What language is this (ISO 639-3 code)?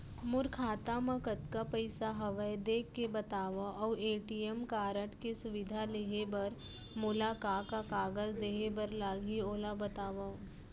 hne